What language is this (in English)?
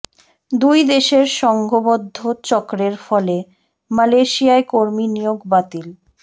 Bangla